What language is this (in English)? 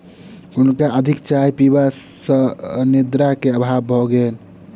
Maithili